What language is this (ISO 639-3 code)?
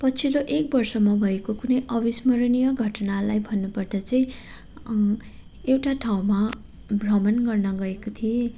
nep